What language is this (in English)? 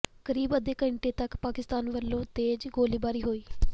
Punjabi